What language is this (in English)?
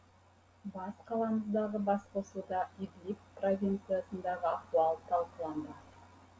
Kazakh